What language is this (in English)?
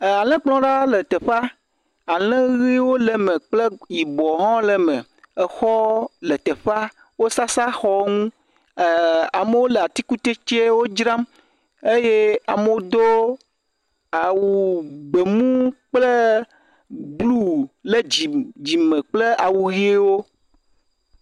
Ewe